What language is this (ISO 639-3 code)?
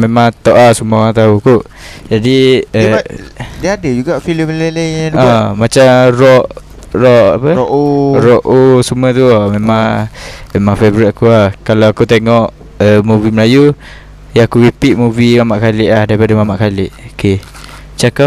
msa